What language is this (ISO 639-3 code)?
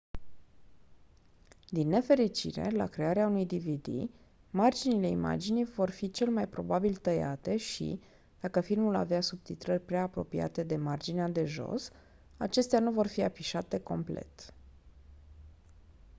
ron